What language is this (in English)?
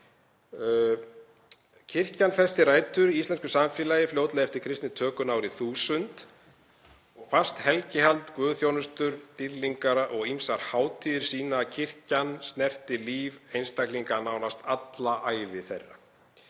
Icelandic